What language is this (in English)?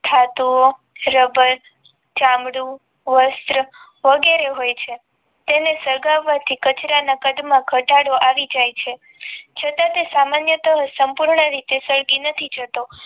Gujarati